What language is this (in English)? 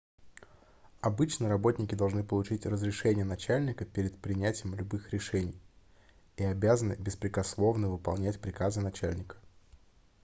Russian